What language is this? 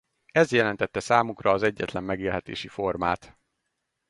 Hungarian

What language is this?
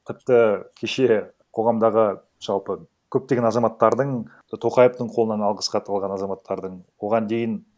Kazakh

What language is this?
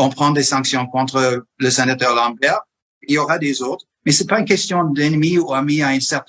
French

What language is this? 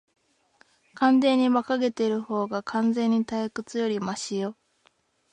Japanese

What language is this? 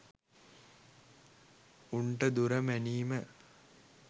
Sinhala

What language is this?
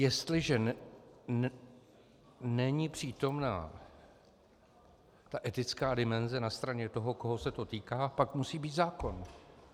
Czech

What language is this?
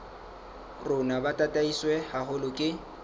Southern Sotho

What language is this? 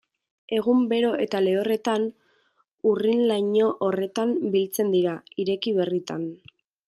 Basque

